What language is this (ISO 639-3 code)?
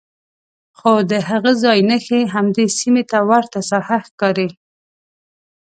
pus